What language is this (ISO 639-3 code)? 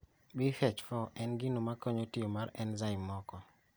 luo